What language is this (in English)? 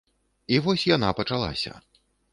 Belarusian